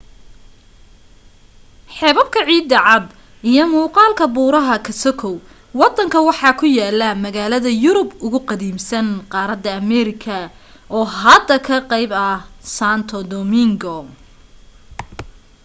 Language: Somali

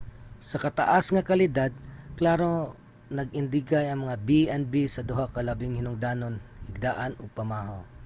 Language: Cebuano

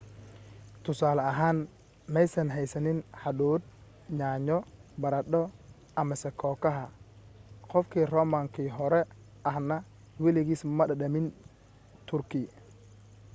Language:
Somali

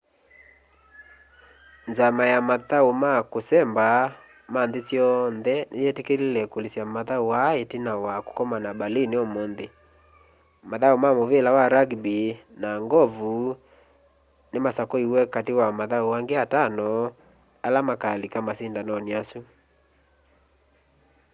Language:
Kamba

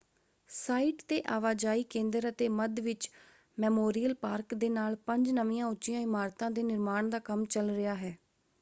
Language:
Punjabi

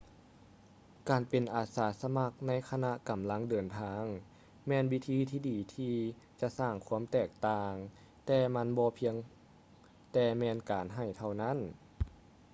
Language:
Lao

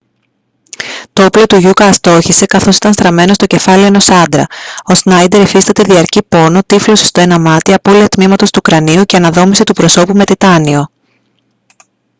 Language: Greek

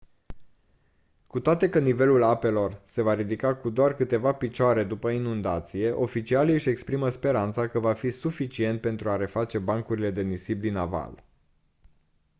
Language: Romanian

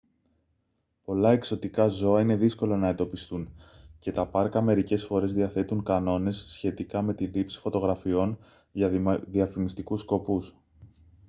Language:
Greek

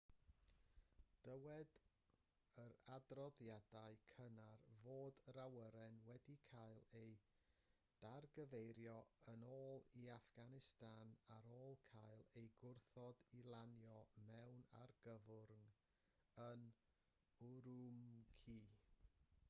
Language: Welsh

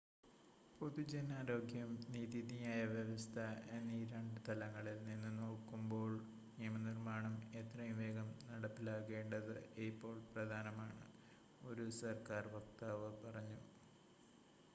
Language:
Malayalam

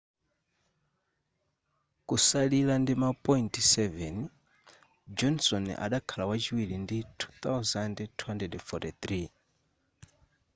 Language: Nyanja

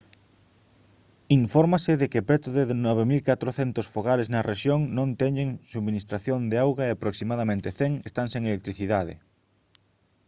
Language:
Galician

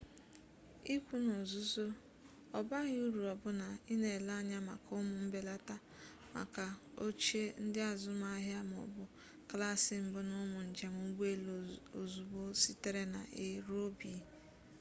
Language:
Igbo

